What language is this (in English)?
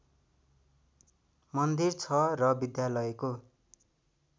Nepali